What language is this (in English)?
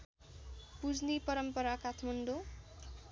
Nepali